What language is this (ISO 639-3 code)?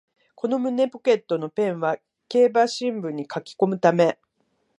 jpn